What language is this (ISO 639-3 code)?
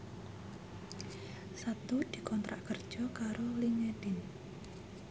jav